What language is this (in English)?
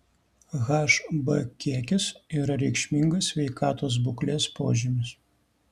Lithuanian